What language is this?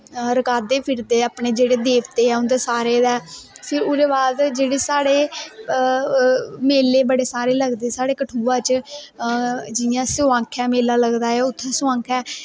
Dogri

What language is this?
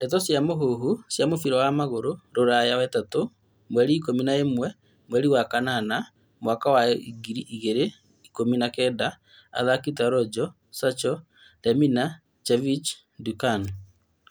Kikuyu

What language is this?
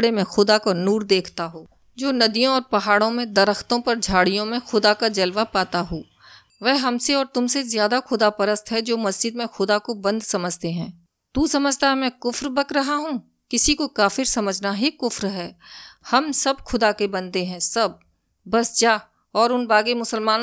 Hindi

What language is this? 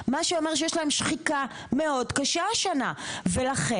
Hebrew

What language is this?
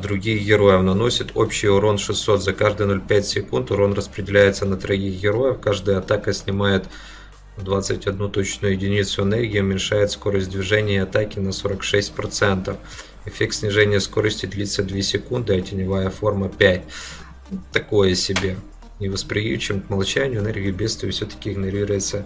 Russian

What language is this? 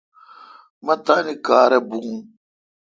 Kalkoti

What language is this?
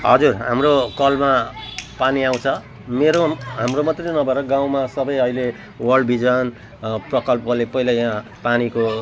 Nepali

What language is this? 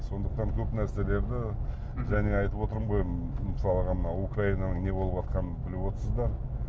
Kazakh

